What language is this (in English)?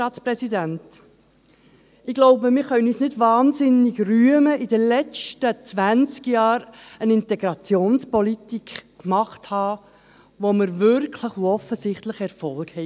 Swiss German